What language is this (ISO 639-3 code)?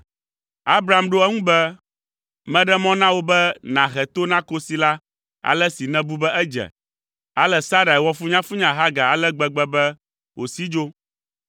ewe